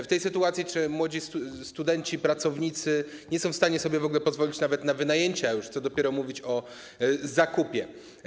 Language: Polish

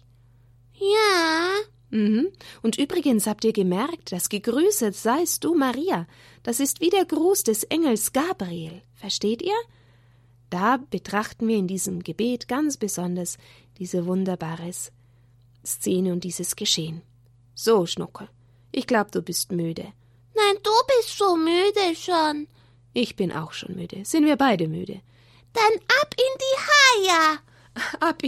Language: German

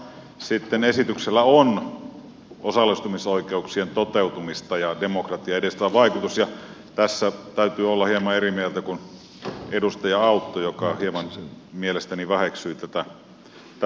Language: Finnish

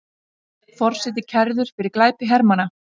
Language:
Icelandic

